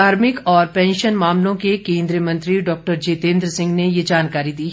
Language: Hindi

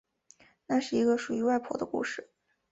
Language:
Chinese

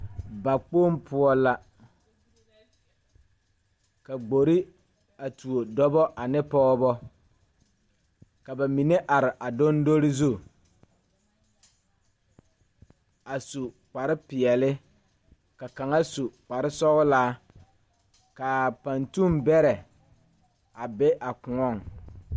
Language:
Southern Dagaare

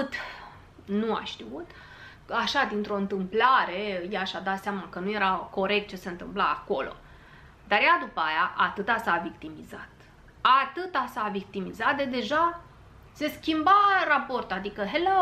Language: Romanian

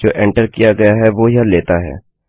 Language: Hindi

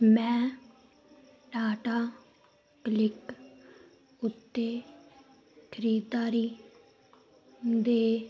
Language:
Punjabi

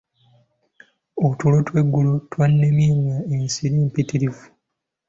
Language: Ganda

